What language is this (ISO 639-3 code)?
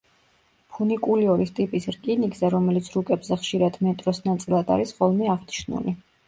kat